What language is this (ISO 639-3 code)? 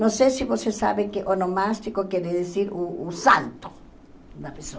por